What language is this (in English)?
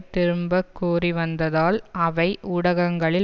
Tamil